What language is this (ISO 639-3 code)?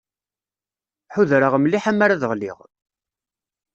kab